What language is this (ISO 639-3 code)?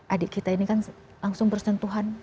ind